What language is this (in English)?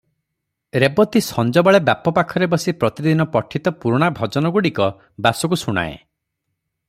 Odia